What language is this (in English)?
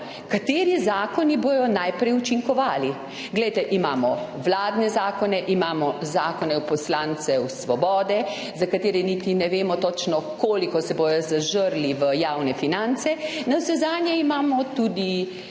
Slovenian